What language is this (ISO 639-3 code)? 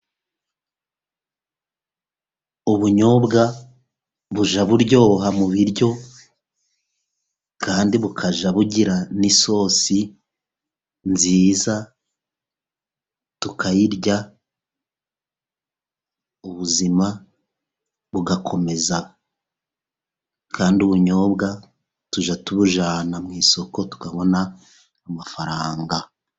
kin